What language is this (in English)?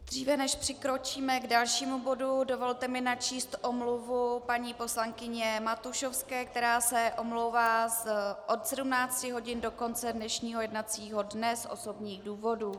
Czech